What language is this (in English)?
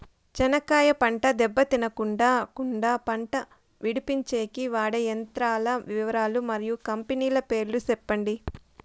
Telugu